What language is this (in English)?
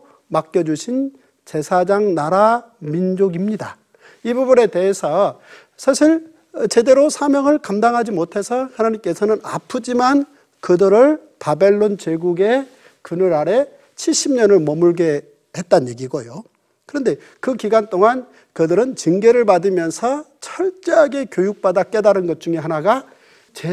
Korean